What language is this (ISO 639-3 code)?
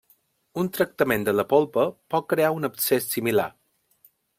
cat